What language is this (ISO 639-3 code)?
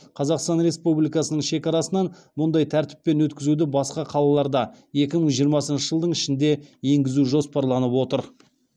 kaz